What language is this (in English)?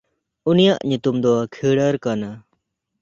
Santali